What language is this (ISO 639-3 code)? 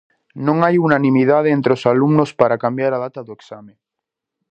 glg